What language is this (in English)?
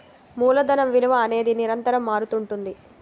Telugu